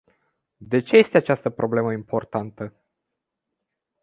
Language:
Romanian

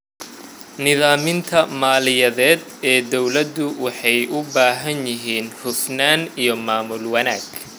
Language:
Somali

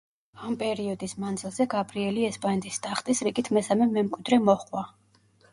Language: Georgian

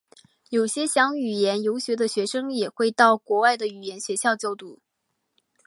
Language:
Chinese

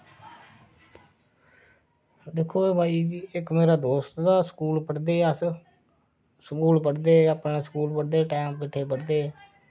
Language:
Dogri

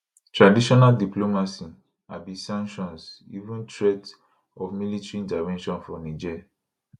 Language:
Nigerian Pidgin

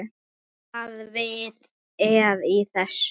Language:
Icelandic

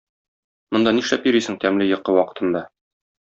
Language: Tatar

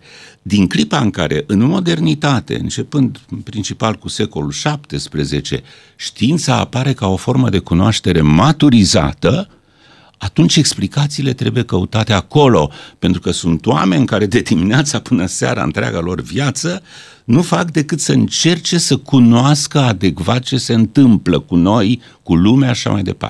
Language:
Romanian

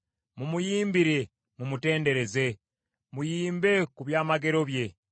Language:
Ganda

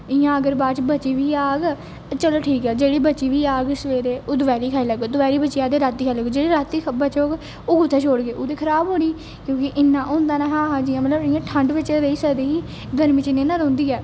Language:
Dogri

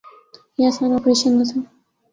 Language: Urdu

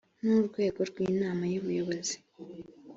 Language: Kinyarwanda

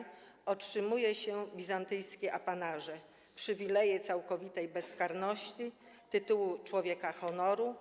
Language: Polish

